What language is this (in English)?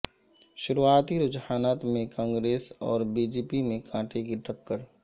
Urdu